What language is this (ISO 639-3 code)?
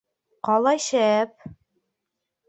bak